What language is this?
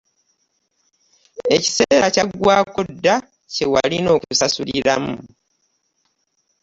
Ganda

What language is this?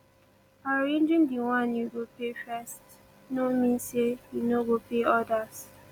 Nigerian Pidgin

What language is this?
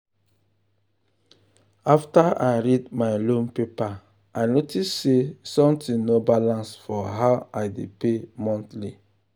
Nigerian Pidgin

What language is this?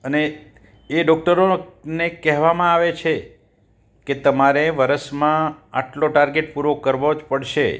Gujarati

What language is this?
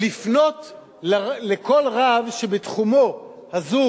Hebrew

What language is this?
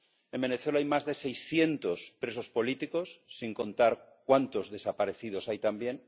Spanish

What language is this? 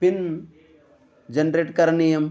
Sanskrit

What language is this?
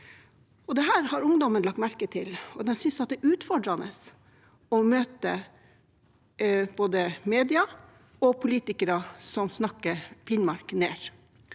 Norwegian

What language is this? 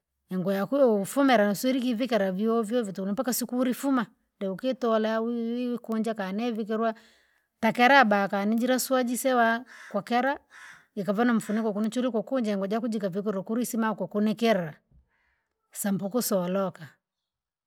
Langi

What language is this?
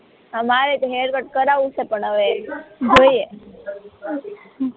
Gujarati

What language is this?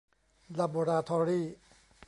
Thai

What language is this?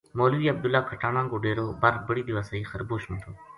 Gujari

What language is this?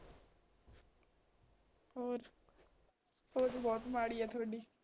Punjabi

